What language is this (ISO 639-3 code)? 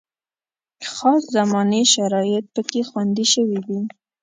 pus